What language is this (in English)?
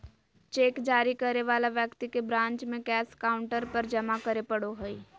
Magahi